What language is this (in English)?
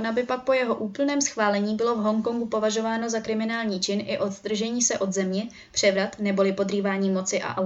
Czech